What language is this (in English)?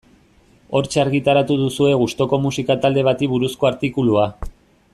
Basque